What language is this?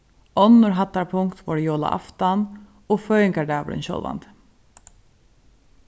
Faroese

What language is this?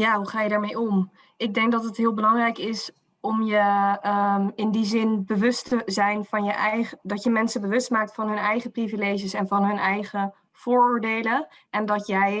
Dutch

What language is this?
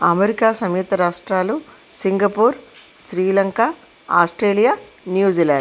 Telugu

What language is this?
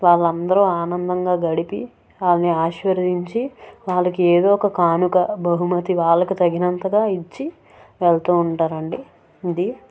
Telugu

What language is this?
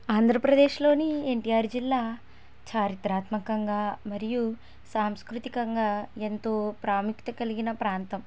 Telugu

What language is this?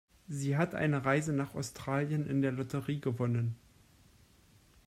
German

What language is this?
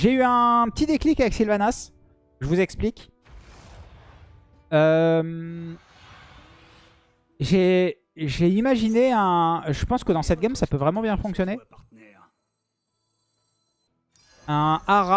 French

